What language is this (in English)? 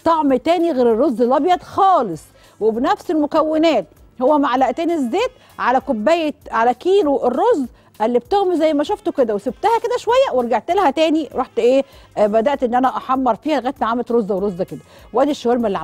Arabic